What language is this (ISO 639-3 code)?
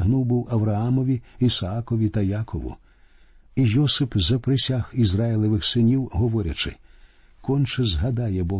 ukr